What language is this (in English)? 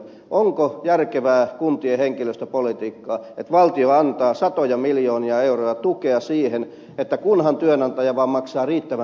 Finnish